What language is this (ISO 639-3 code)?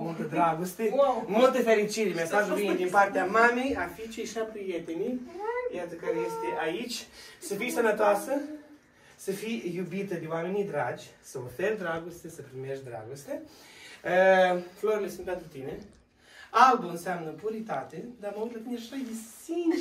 ron